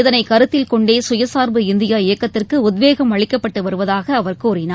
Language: Tamil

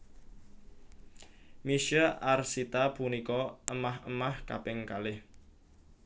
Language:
Javanese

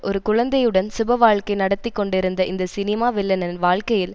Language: Tamil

